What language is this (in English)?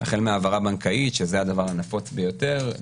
Hebrew